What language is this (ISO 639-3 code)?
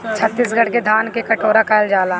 bho